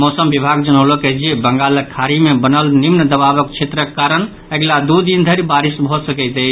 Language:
Maithili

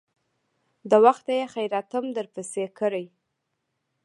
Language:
Pashto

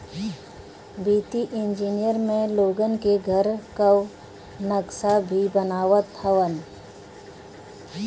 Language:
Bhojpuri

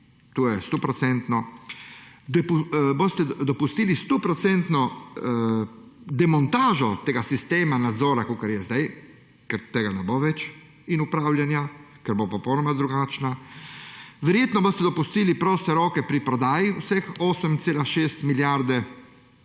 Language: Slovenian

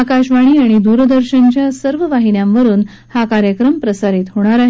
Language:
Marathi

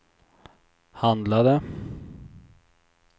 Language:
Swedish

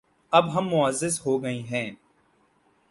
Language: Urdu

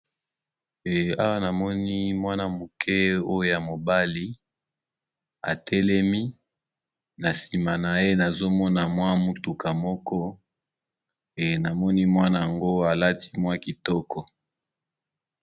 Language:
Lingala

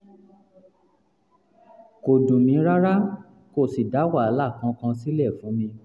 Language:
Yoruba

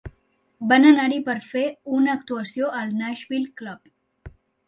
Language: Catalan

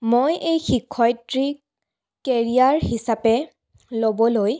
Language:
Assamese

